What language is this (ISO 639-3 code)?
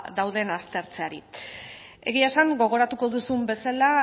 eus